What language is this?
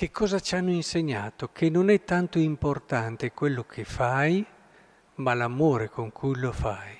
Italian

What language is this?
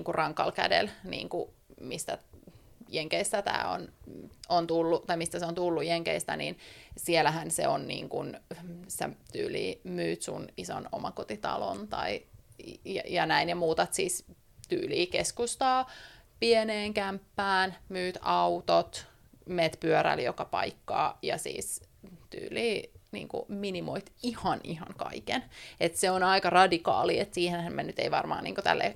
Finnish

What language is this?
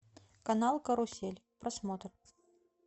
Russian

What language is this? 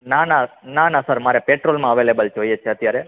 Gujarati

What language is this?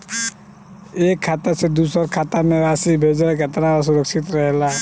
Bhojpuri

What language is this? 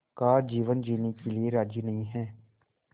Hindi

